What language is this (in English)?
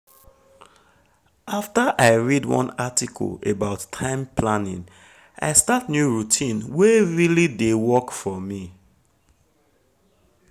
Nigerian Pidgin